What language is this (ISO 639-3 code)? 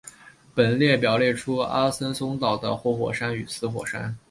zho